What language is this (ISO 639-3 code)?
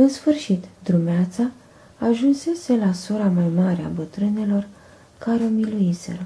ron